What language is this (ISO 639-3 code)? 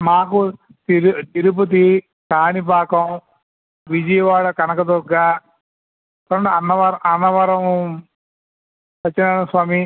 tel